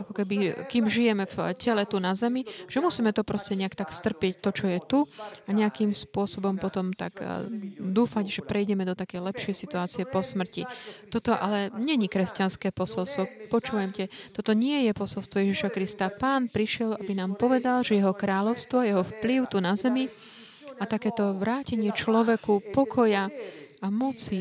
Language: Slovak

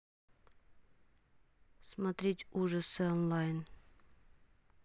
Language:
Russian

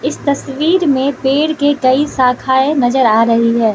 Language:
Hindi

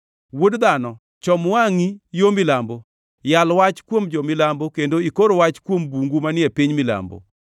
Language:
Luo (Kenya and Tanzania)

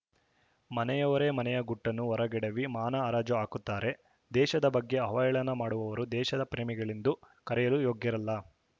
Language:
Kannada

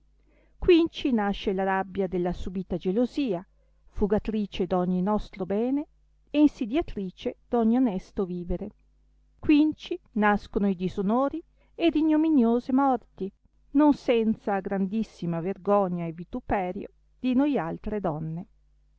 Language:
Italian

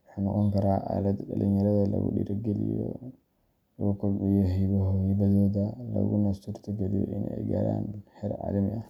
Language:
Somali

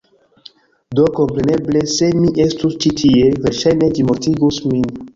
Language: Esperanto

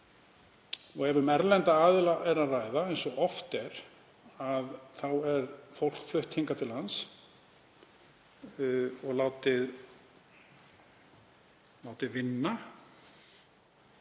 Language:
Icelandic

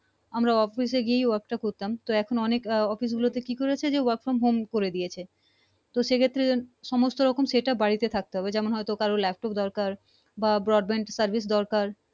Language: Bangla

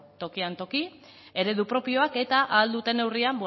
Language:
Basque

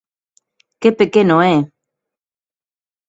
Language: Galician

